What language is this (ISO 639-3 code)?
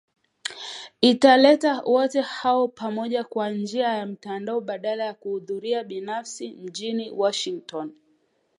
swa